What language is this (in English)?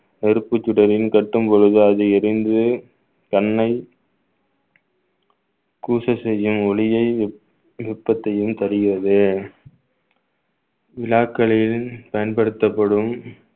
Tamil